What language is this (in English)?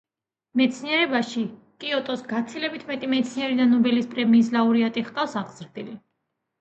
Georgian